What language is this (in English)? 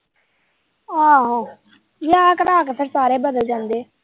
Punjabi